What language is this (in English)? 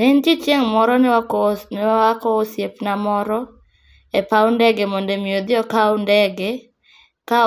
Luo (Kenya and Tanzania)